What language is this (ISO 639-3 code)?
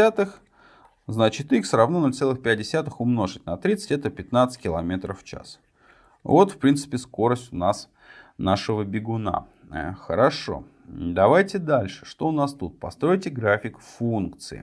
rus